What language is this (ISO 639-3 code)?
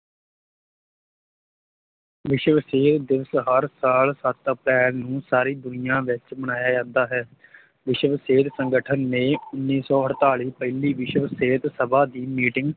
pan